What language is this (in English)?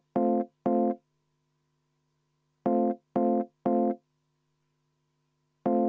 Estonian